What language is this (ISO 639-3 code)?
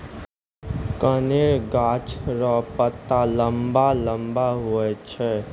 mai